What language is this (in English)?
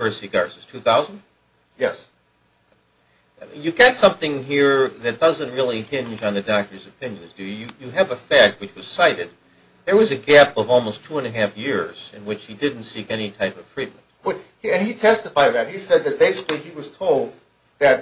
English